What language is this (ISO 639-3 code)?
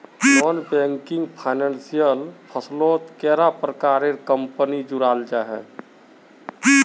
mag